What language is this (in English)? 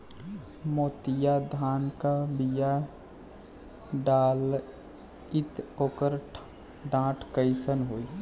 Bhojpuri